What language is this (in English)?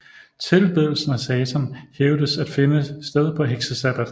Danish